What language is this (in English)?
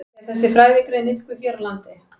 Icelandic